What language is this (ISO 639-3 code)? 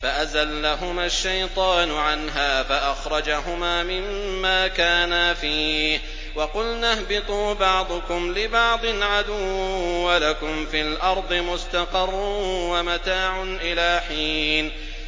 ara